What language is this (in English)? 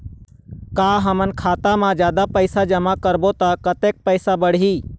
Chhattisgarhi